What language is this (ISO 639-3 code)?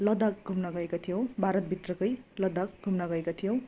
nep